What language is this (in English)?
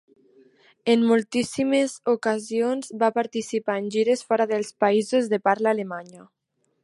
Catalan